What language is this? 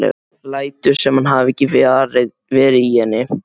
Icelandic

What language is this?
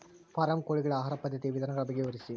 Kannada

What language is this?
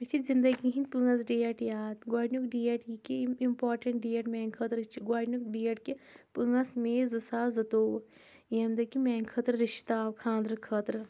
Kashmiri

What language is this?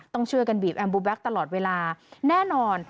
Thai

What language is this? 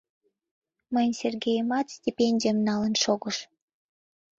Mari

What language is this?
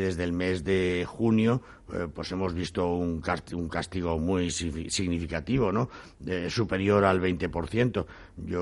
Spanish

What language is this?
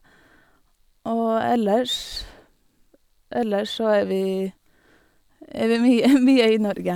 Norwegian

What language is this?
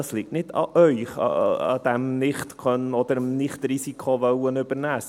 Swiss German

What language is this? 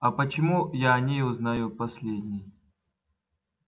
Russian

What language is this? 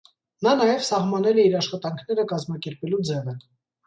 Armenian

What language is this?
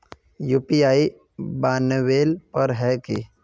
Magahi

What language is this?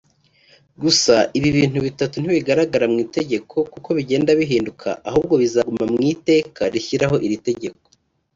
Kinyarwanda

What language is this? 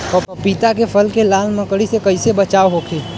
Bhojpuri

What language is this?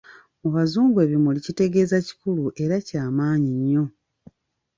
Ganda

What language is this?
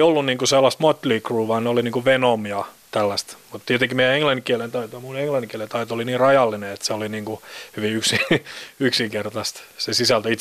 Finnish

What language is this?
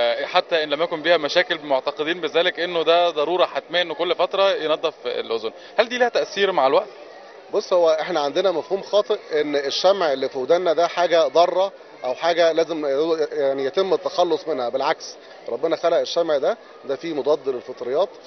Arabic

